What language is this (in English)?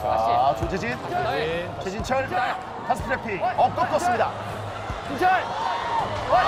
Korean